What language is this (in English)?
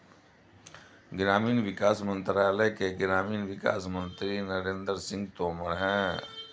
Hindi